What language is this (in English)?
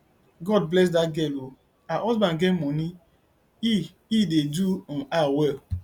Nigerian Pidgin